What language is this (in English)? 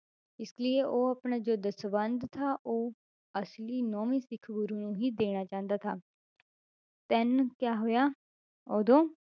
Punjabi